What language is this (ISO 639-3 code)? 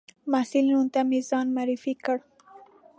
pus